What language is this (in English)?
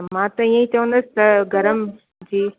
Sindhi